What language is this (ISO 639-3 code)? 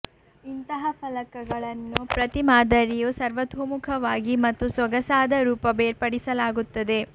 kan